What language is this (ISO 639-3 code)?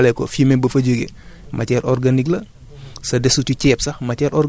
wol